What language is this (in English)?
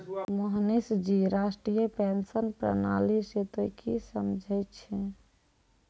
Maithili